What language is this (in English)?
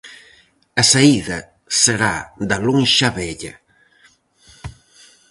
Galician